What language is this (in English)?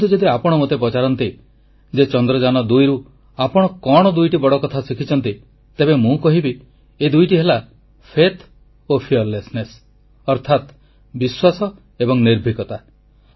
Odia